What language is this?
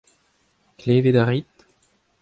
Breton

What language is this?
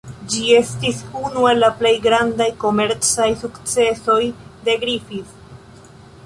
Esperanto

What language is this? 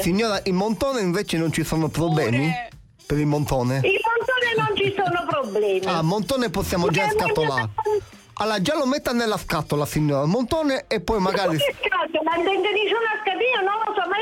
Italian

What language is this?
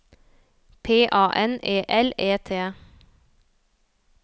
Norwegian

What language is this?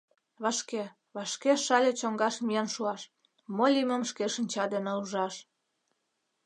Mari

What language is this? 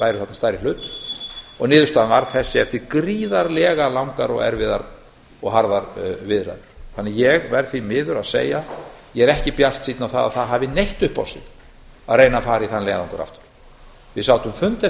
Icelandic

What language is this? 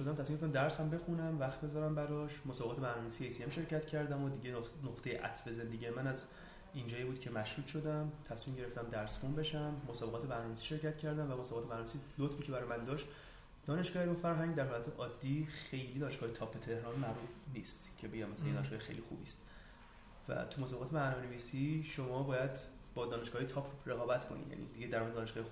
Persian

